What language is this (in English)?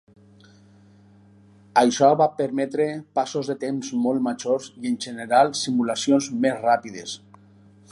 Catalan